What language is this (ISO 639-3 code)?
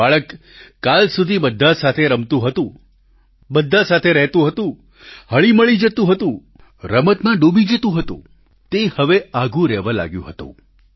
guj